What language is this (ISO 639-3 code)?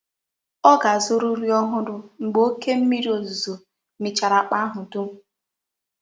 ibo